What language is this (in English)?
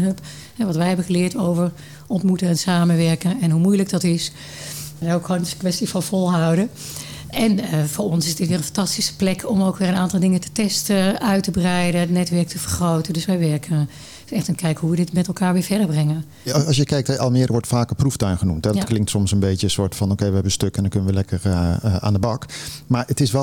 Dutch